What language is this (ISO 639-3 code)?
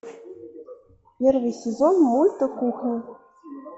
rus